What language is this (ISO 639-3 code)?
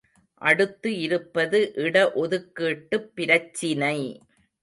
tam